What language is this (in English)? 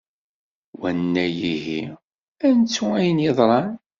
Kabyle